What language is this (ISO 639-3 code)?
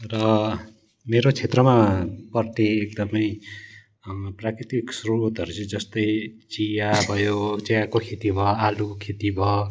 nep